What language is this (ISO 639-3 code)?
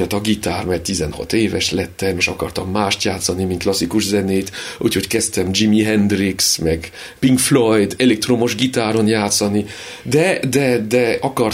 hun